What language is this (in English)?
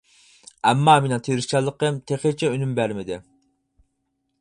Uyghur